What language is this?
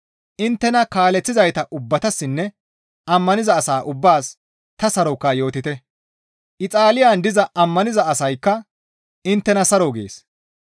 Gamo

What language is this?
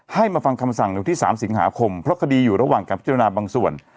Thai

